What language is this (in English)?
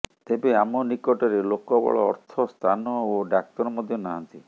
Odia